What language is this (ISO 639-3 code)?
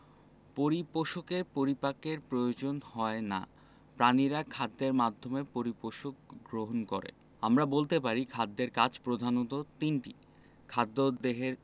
ben